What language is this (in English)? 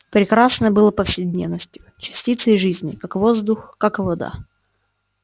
Russian